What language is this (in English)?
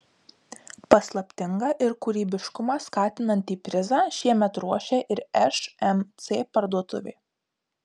Lithuanian